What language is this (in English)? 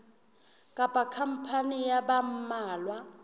Southern Sotho